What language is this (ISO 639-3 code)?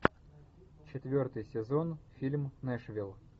rus